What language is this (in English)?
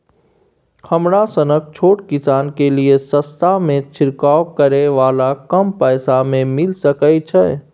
Maithili